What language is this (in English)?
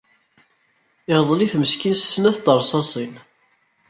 Kabyle